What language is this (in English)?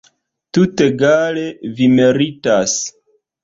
Esperanto